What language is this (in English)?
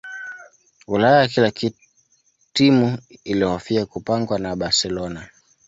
Swahili